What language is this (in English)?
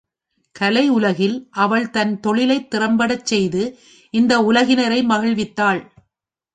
Tamil